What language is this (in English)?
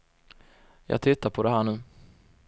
Swedish